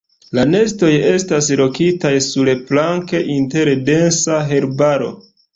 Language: Esperanto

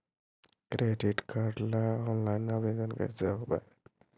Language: Magahi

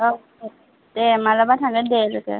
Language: Bodo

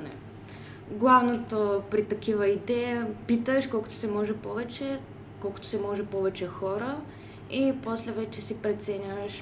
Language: Bulgarian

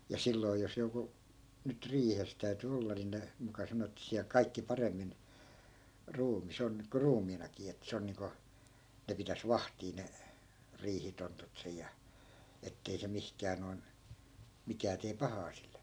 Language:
Finnish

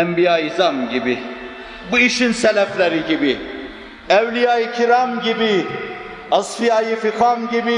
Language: Turkish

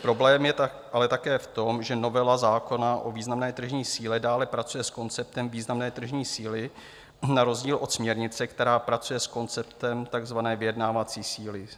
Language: Czech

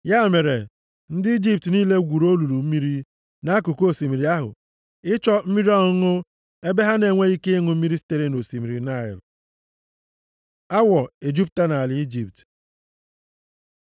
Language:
Igbo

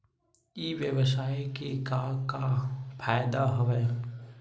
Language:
Chhattisgarhi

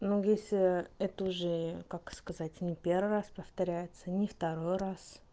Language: Russian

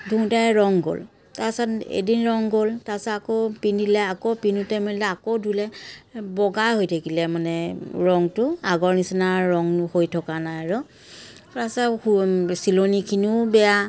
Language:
Assamese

